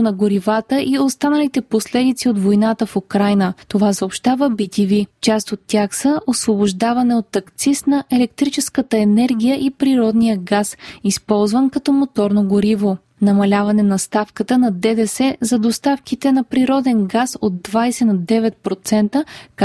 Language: Bulgarian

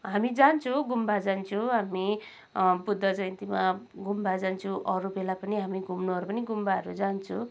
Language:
Nepali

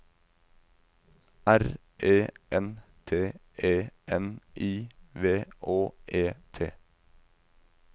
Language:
Norwegian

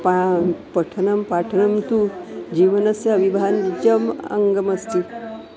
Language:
Sanskrit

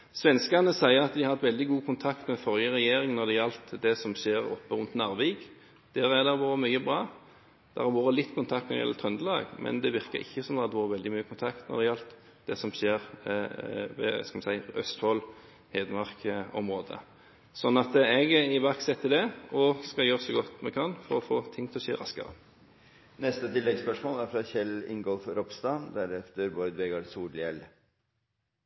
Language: Norwegian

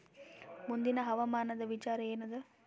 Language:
Kannada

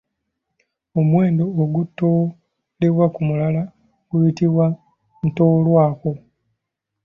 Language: Ganda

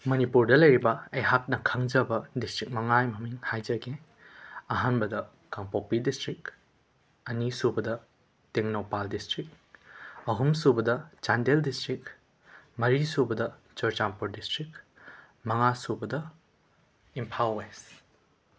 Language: Manipuri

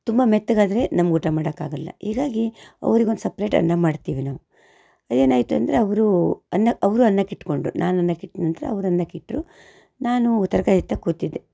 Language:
Kannada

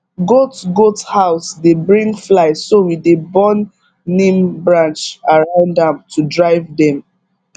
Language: Nigerian Pidgin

